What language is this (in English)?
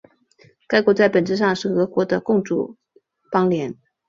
Chinese